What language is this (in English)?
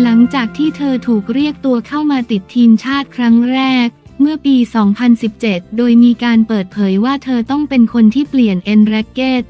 Thai